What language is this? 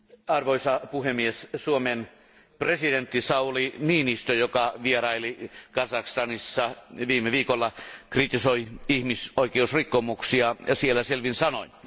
Finnish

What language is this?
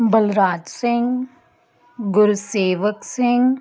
Punjabi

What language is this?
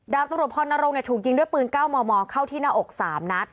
Thai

